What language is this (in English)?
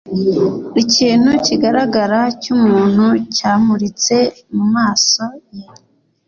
Kinyarwanda